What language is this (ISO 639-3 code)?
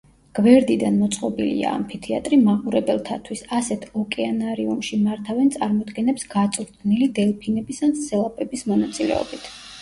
kat